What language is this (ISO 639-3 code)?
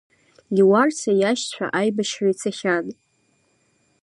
abk